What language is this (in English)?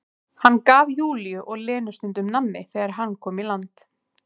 Icelandic